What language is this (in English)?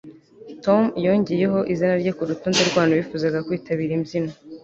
Kinyarwanda